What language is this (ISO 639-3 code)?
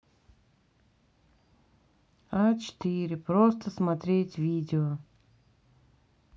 rus